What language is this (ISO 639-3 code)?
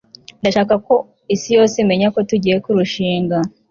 kin